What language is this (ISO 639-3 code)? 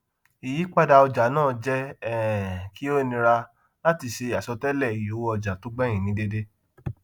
yor